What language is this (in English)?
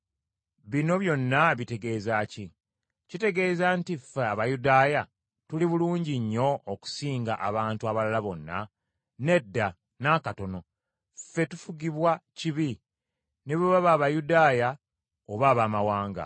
Ganda